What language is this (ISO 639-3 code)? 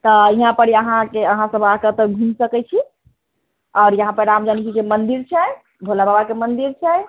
mai